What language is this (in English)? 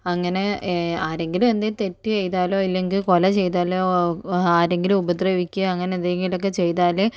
Malayalam